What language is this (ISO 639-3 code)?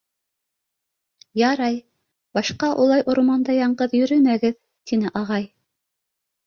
bak